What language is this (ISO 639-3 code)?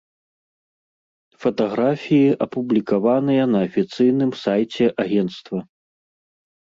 bel